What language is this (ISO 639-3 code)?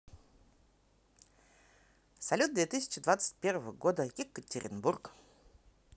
rus